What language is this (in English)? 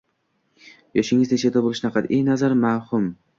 Uzbek